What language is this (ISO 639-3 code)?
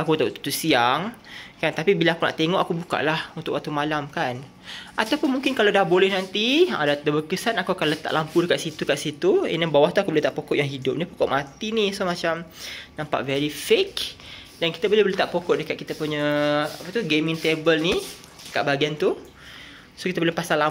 msa